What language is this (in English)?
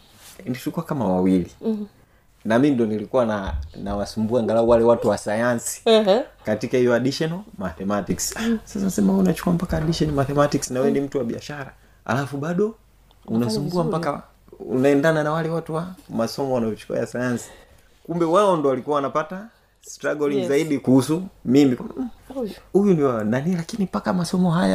Swahili